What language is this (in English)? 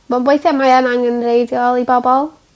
Welsh